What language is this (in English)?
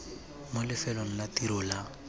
Tswana